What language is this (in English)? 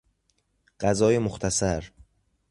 Persian